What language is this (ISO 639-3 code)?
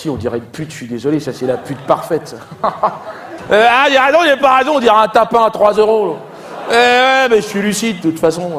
fra